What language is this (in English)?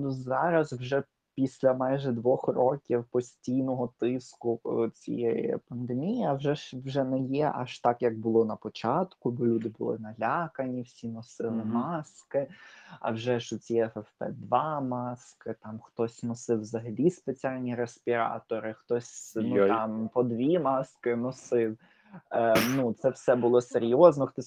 Ukrainian